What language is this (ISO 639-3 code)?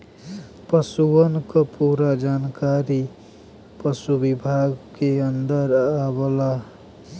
bho